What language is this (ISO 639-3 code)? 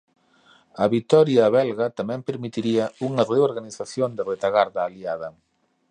glg